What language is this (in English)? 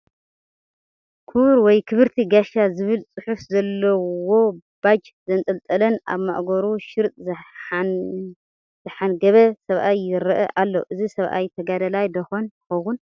Tigrinya